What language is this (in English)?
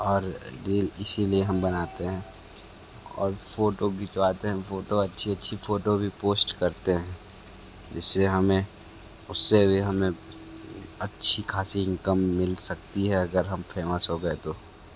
Hindi